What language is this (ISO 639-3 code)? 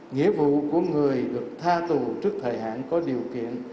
vie